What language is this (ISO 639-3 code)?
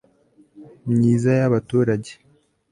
kin